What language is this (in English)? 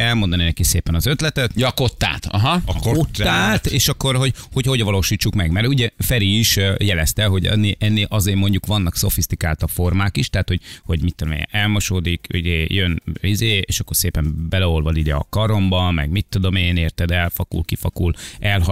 Hungarian